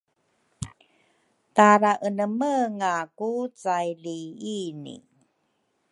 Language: Rukai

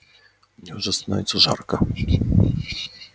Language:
Russian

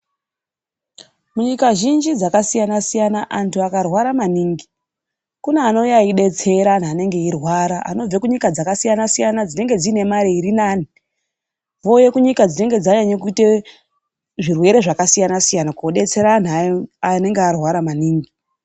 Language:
Ndau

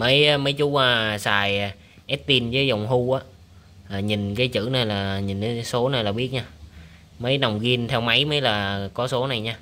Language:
Vietnamese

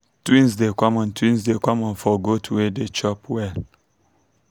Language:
Nigerian Pidgin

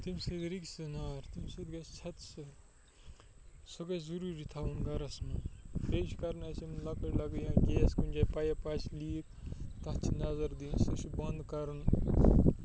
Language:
Kashmiri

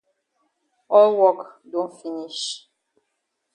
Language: Cameroon Pidgin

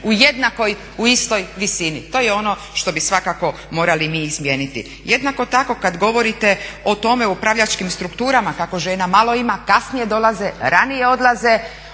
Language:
Croatian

